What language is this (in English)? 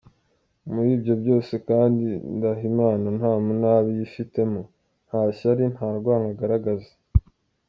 Kinyarwanda